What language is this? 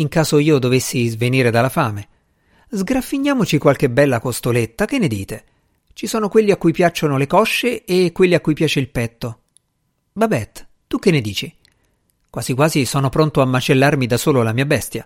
Italian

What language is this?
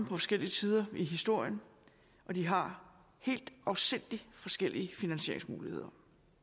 Danish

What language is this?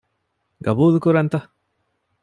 Divehi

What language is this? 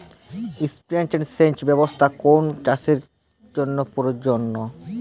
Bangla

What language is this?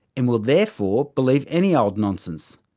English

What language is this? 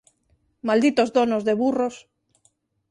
Galician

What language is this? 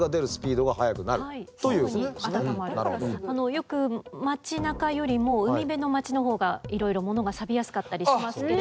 Japanese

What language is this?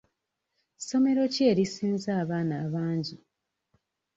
Ganda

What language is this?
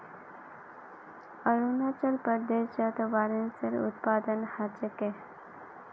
Magahi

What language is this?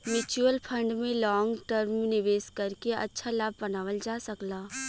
Bhojpuri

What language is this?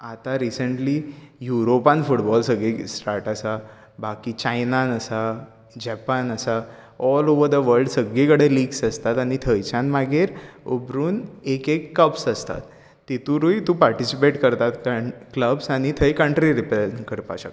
Konkani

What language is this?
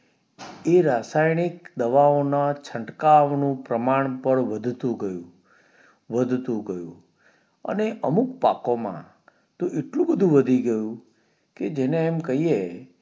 Gujarati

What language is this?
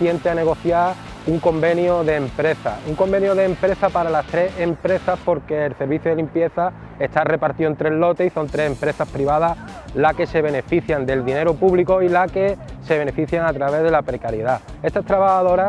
Spanish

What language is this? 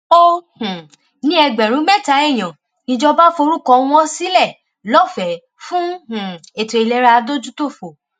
Yoruba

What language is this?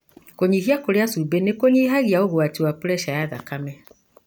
Kikuyu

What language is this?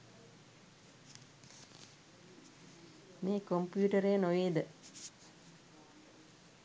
Sinhala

